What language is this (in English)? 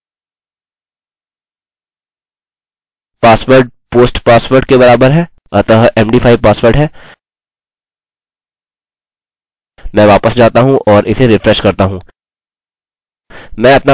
Hindi